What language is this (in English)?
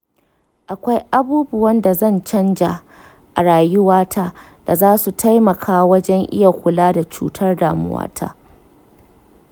Hausa